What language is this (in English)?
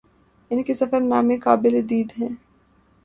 Urdu